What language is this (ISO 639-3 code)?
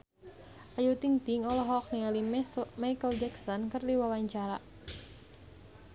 sun